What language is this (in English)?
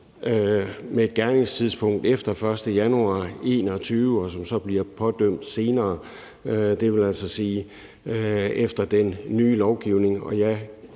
Danish